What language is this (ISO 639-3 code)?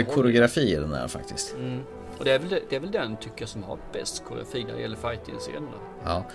swe